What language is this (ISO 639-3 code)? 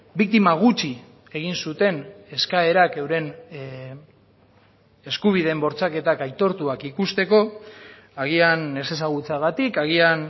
eus